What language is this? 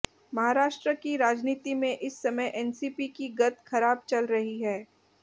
Hindi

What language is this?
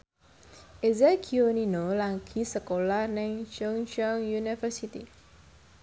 Javanese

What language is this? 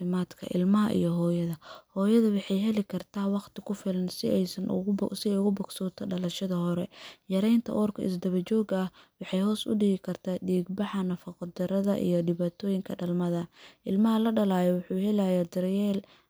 Somali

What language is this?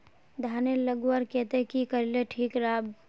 Magahi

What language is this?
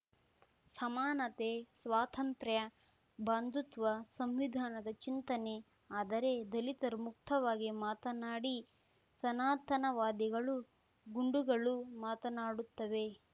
Kannada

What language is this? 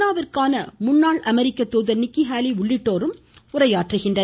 Tamil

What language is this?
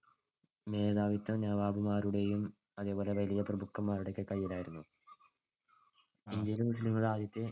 Malayalam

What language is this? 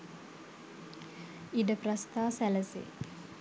Sinhala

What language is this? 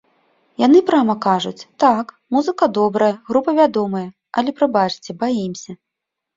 Belarusian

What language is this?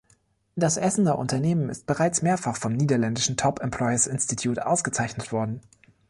German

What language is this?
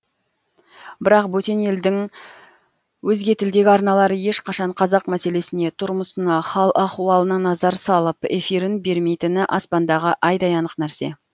Kazakh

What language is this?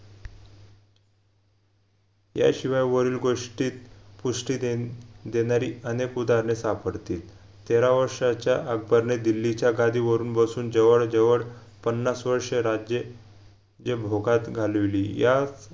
Marathi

